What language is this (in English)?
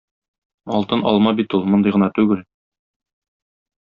Tatar